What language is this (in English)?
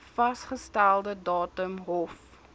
Afrikaans